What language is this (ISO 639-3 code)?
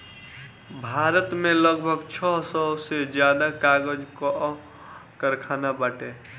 bho